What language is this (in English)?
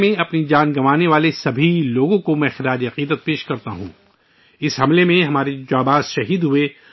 Urdu